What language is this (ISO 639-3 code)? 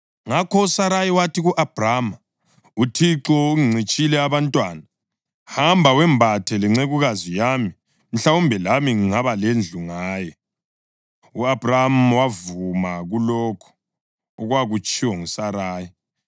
nde